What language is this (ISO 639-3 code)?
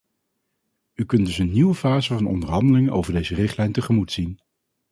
nld